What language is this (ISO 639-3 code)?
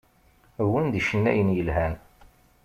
kab